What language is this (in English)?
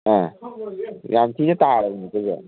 Manipuri